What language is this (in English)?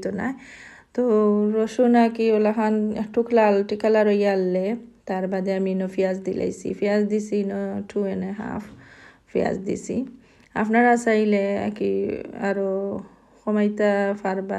Arabic